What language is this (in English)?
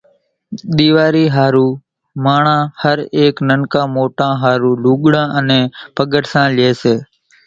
Kachi Koli